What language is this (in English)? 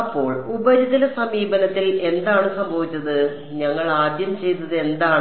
Malayalam